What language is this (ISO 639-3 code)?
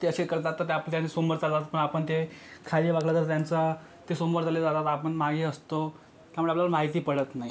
mar